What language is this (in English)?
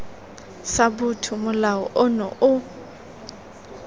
Tswana